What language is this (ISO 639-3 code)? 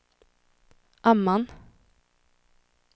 swe